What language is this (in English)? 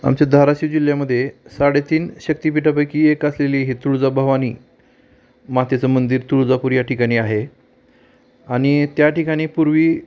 Marathi